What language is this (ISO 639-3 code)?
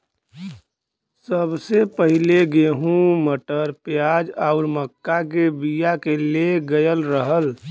bho